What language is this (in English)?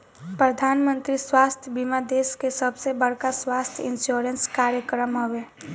Bhojpuri